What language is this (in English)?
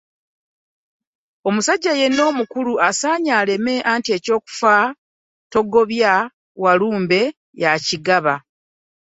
Ganda